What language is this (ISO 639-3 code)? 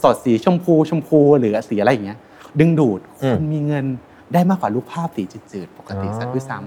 tha